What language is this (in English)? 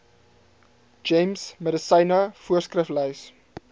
Afrikaans